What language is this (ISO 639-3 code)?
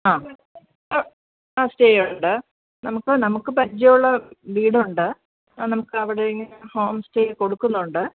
mal